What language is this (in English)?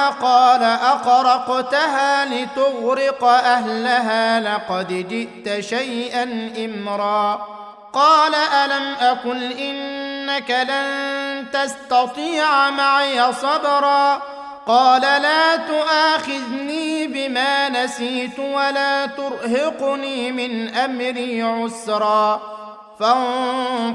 Arabic